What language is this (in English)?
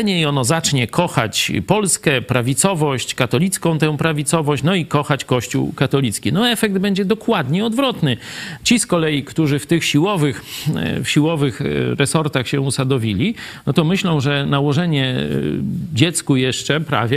Polish